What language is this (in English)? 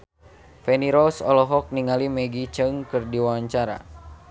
Sundanese